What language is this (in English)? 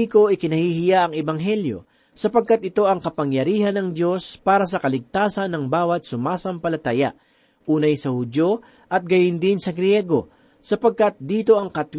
Filipino